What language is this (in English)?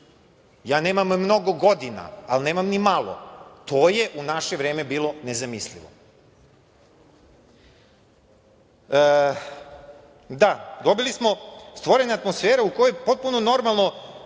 Serbian